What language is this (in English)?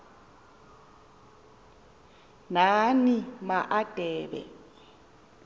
Xhosa